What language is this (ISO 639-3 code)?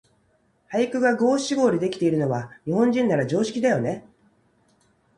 jpn